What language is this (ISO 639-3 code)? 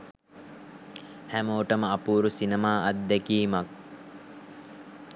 sin